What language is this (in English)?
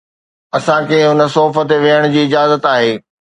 Sindhi